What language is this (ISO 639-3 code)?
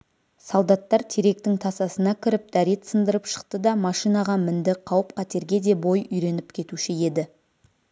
kaz